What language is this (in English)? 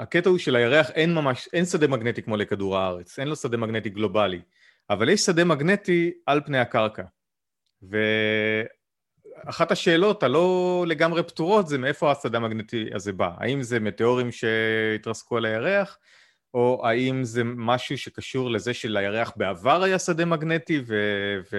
Hebrew